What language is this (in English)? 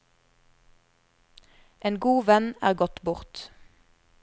Norwegian